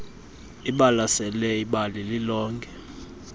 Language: Xhosa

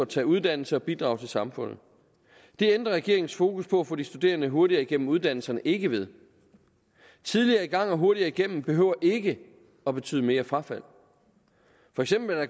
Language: Danish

